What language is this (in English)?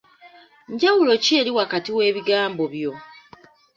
Ganda